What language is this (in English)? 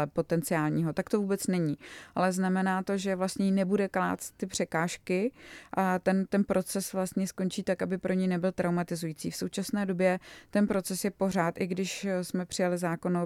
Czech